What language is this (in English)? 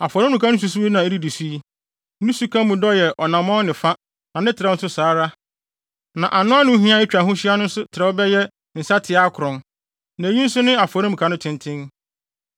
Akan